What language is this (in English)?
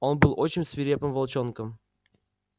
Russian